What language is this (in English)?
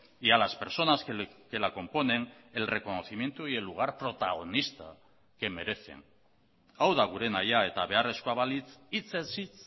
Spanish